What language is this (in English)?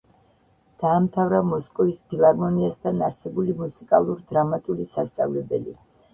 Georgian